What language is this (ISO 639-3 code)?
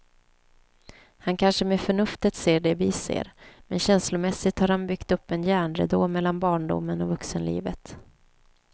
swe